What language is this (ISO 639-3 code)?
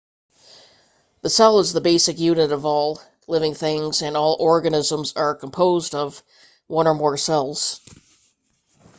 eng